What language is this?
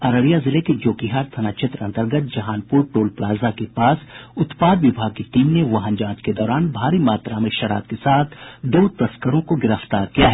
Hindi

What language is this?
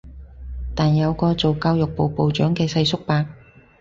Cantonese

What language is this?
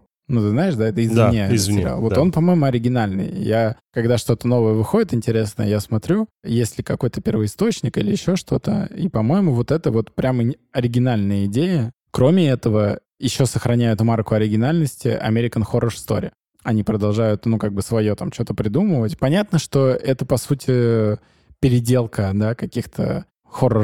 Russian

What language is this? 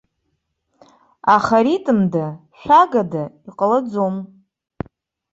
Abkhazian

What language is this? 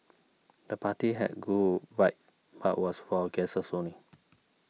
English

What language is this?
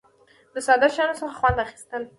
Pashto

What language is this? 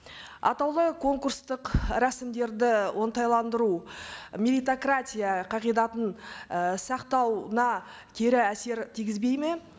Kazakh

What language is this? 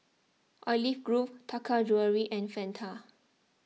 English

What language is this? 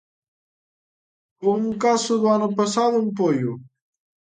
Galician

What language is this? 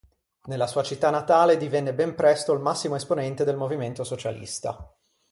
Italian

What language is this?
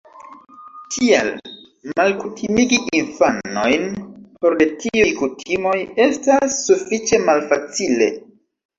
Esperanto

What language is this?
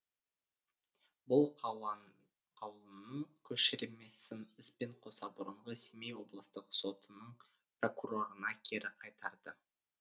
Kazakh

